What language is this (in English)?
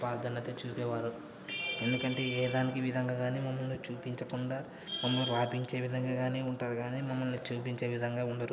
Telugu